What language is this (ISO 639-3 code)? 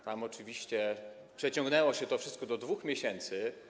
pol